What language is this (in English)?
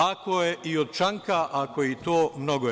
Serbian